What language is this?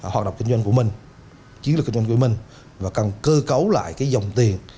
Vietnamese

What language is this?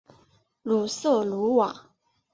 Chinese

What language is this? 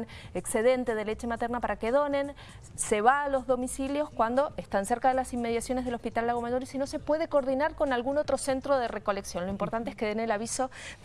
Spanish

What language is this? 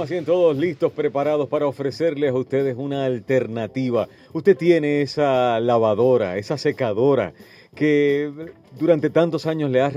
Spanish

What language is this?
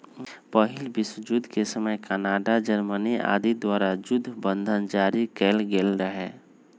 Magahi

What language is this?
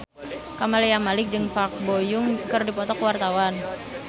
Sundanese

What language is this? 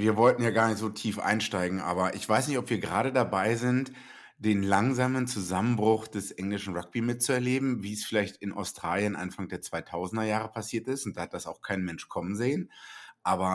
German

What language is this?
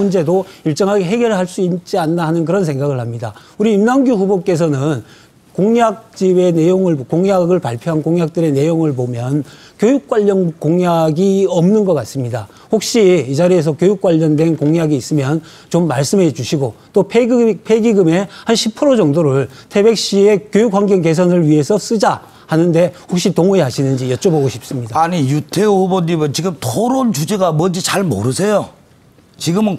Korean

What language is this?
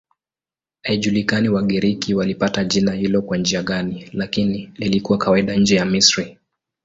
Swahili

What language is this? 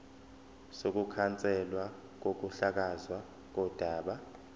Zulu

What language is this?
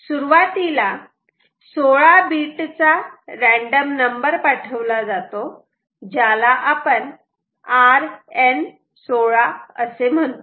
Marathi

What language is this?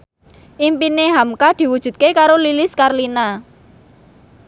Javanese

